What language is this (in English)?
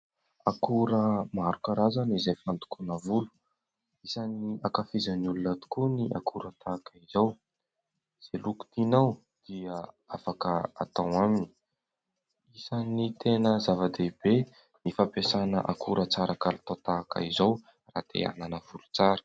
Malagasy